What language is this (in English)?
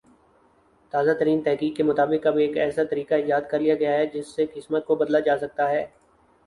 Urdu